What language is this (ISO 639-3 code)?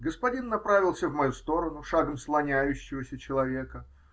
rus